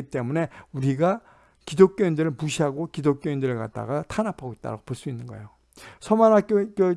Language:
Korean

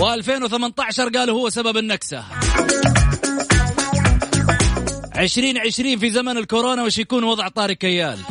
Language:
Arabic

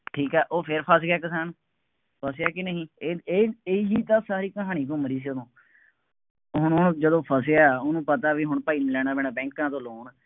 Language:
Punjabi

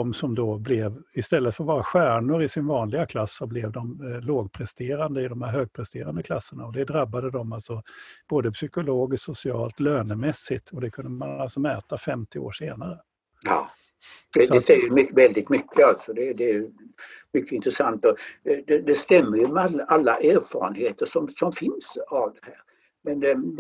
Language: Swedish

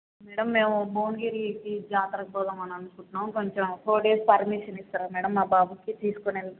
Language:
Telugu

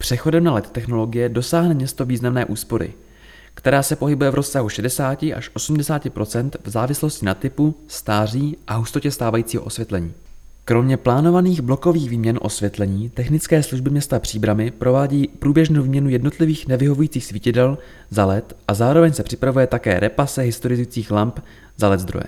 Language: Czech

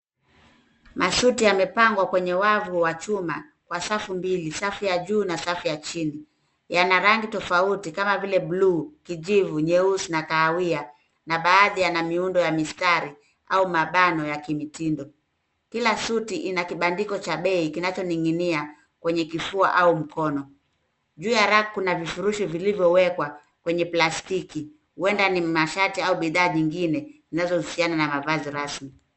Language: Swahili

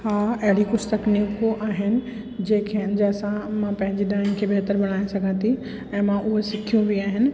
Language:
Sindhi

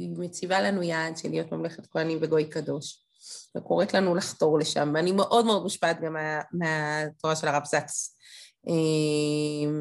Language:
Hebrew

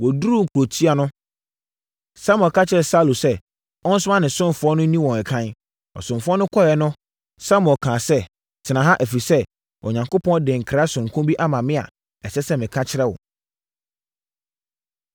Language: Akan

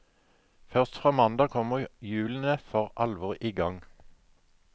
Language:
Norwegian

